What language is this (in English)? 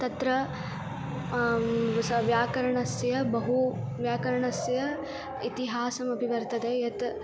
Sanskrit